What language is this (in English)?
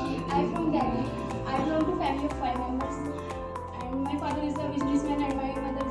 English